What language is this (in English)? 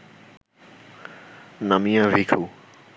Bangla